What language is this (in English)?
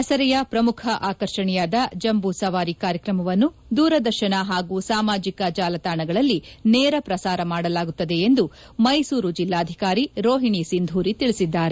Kannada